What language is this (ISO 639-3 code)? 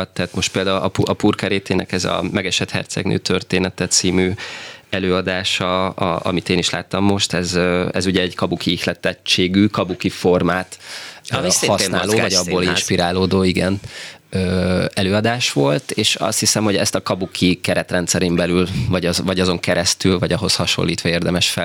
hun